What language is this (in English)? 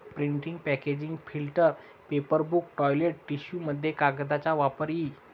Marathi